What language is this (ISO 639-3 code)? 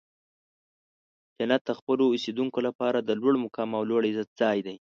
pus